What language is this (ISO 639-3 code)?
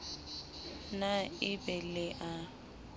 sot